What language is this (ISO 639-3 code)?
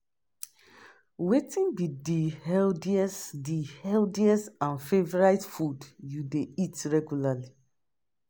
pcm